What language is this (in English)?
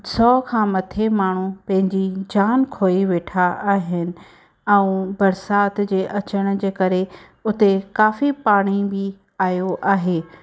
Sindhi